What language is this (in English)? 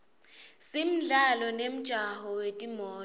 Swati